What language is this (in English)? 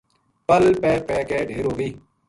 Gujari